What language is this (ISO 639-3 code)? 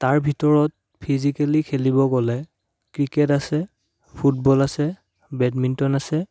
asm